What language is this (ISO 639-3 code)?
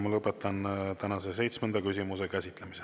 est